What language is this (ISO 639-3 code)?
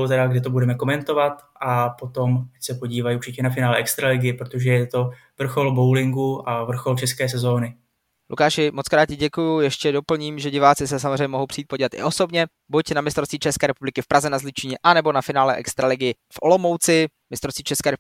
ces